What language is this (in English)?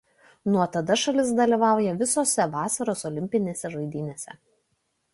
Lithuanian